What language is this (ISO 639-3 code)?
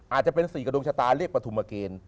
tha